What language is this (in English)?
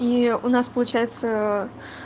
Russian